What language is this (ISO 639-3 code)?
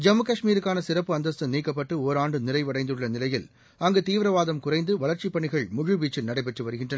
tam